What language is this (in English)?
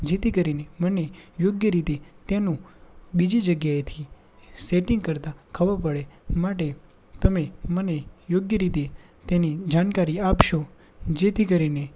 Gujarati